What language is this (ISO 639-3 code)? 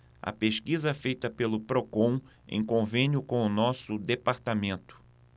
por